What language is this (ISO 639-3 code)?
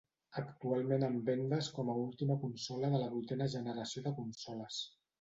cat